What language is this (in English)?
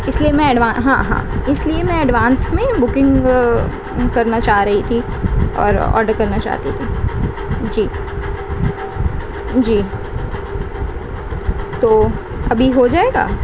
Urdu